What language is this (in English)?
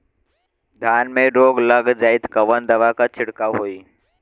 Bhojpuri